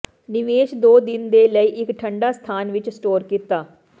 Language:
Punjabi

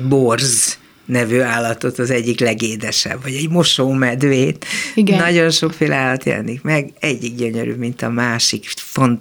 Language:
Hungarian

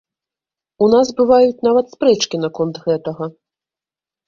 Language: Belarusian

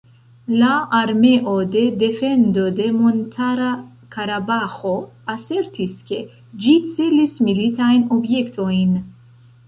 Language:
Esperanto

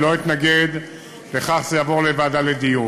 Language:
Hebrew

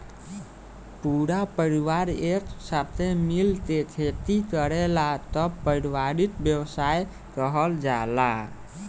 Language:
Bhojpuri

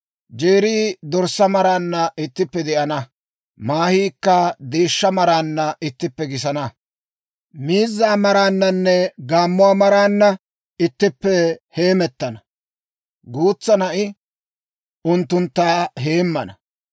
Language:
Dawro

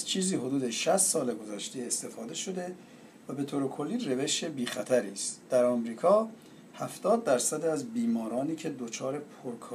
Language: Persian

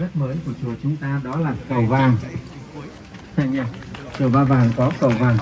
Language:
Vietnamese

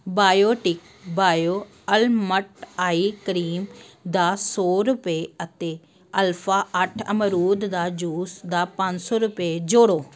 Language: Punjabi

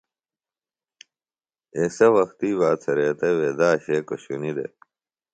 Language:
Phalura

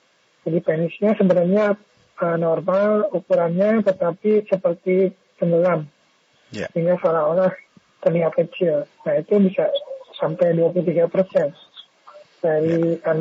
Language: Indonesian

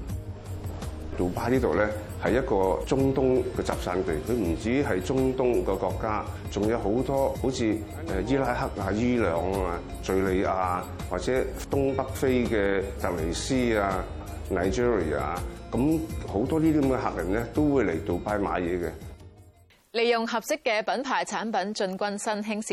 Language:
Chinese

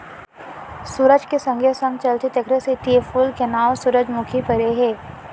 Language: Chhattisgarhi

